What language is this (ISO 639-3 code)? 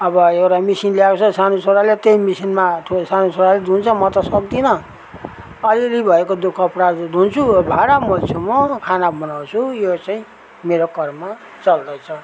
nep